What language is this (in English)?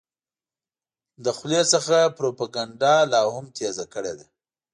Pashto